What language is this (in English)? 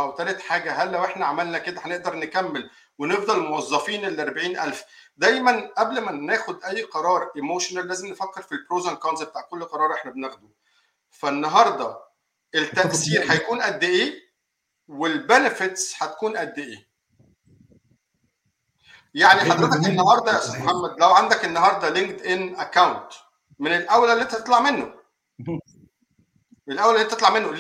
Arabic